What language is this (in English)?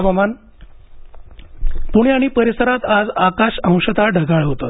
Marathi